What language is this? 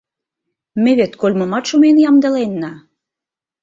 Mari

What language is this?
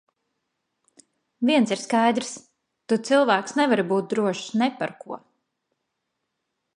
Latvian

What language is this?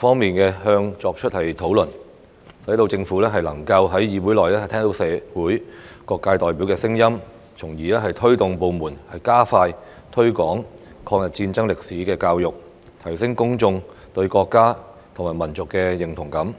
Cantonese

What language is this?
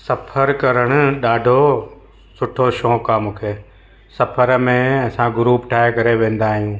Sindhi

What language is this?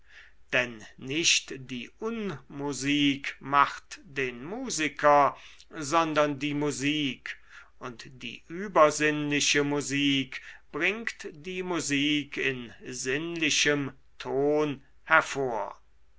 German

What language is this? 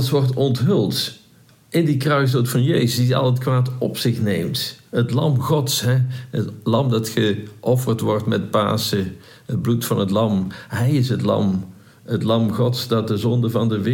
Dutch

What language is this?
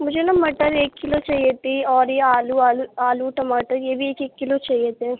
Urdu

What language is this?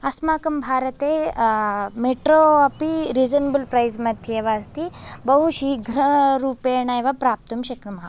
Sanskrit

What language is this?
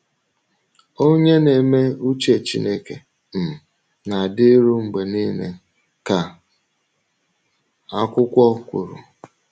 Igbo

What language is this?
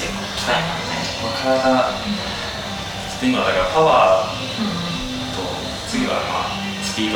Japanese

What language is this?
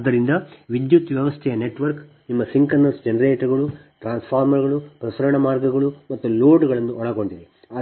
Kannada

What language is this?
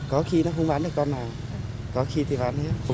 Vietnamese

